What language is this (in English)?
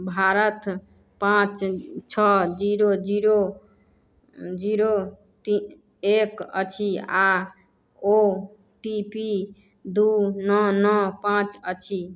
Maithili